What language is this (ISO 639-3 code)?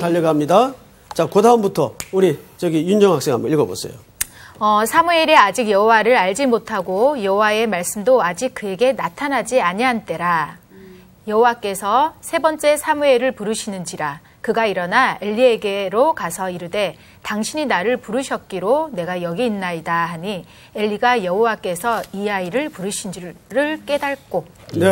kor